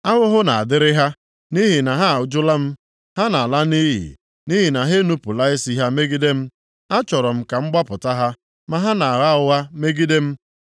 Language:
Igbo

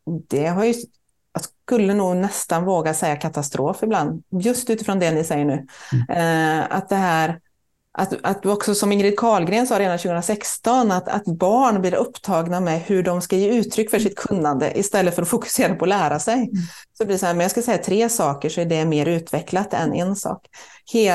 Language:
Swedish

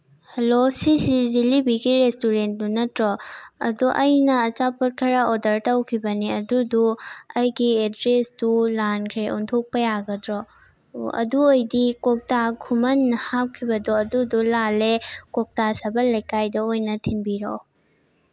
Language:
Manipuri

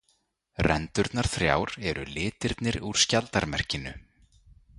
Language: Icelandic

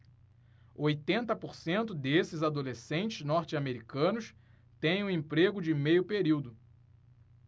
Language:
Portuguese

